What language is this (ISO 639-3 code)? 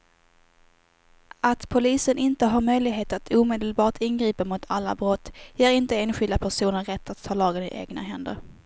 swe